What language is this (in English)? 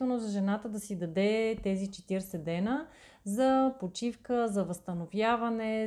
Bulgarian